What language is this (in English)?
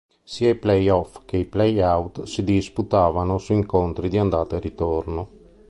Italian